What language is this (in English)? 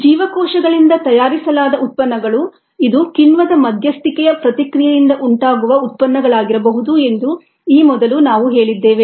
Kannada